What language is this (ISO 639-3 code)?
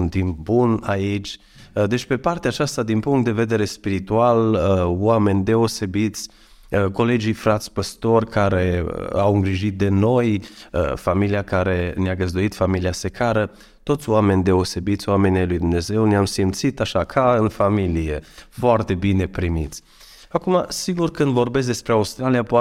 ron